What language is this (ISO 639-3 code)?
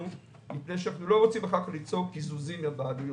heb